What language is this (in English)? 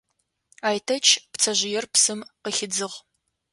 Adyghe